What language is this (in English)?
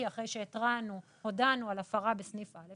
Hebrew